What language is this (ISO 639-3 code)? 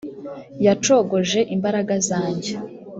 kin